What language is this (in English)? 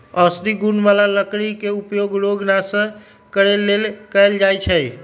Magahi